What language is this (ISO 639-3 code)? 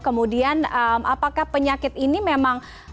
ind